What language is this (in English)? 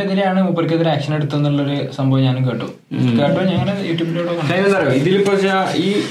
Malayalam